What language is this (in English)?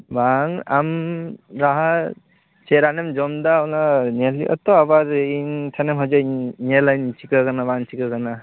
Santali